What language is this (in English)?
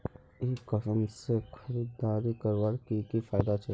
Magahi